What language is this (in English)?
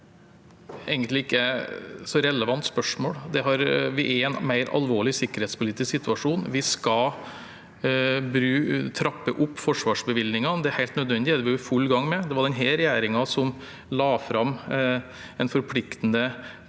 Norwegian